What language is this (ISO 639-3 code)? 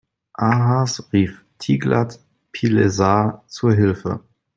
deu